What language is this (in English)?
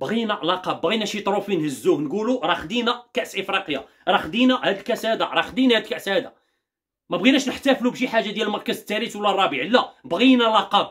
Arabic